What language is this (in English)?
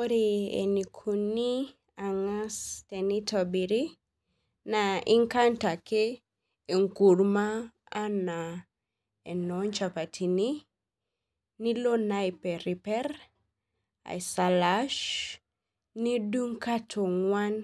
Masai